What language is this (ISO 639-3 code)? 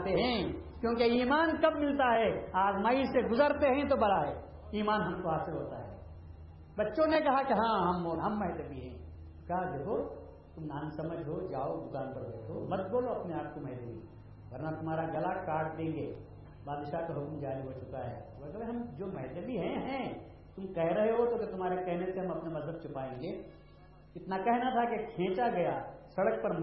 urd